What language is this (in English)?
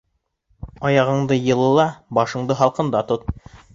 Bashkir